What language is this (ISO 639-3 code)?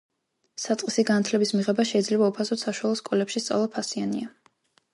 kat